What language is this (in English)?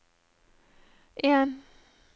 Norwegian